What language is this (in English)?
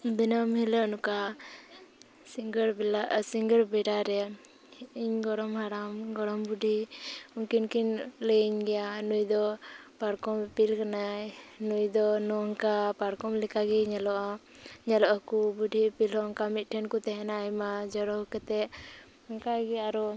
Santali